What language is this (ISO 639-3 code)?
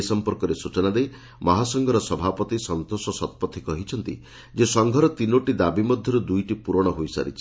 ori